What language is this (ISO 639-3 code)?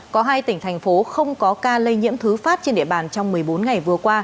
vie